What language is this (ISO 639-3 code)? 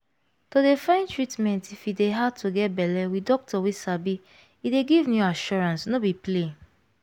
pcm